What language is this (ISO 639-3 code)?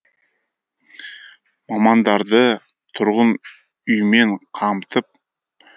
kaz